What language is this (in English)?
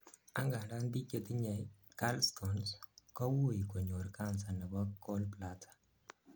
Kalenjin